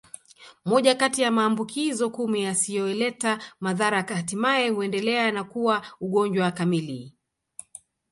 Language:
Swahili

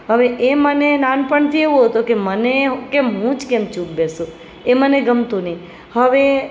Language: Gujarati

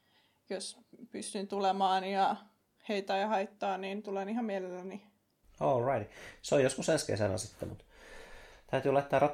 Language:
Finnish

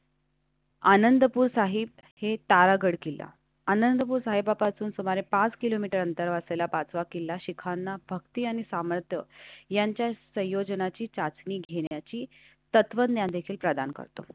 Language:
Marathi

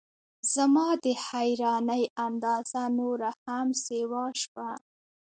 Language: Pashto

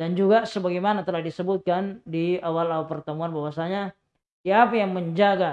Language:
Indonesian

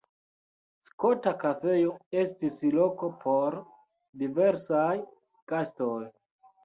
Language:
Esperanto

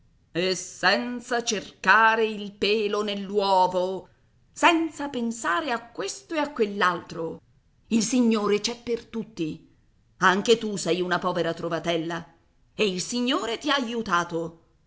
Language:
Italian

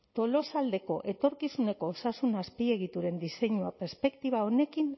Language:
Basque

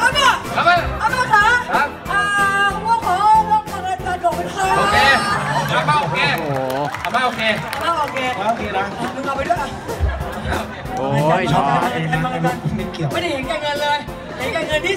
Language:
Thai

